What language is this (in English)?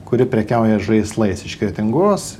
Lithuanian